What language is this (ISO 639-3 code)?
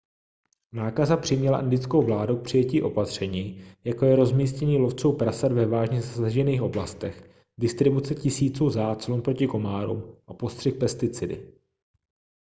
ces